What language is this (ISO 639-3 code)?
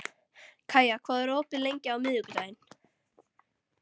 isl